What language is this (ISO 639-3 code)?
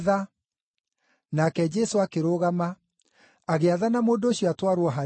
kik